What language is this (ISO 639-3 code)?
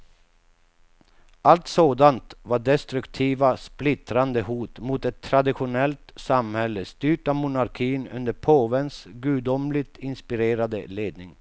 swe